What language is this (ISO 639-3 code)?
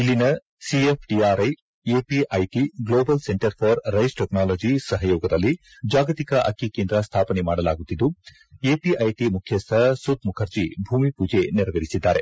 kan